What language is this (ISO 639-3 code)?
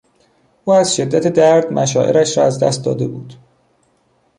fas